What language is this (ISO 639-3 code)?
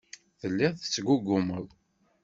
kab